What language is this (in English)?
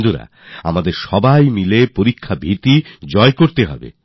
Bangla